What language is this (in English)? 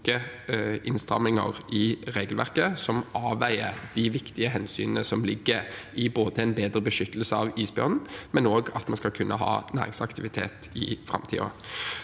Norwegian